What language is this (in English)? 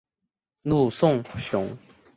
Chinese